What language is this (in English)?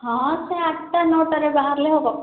Odia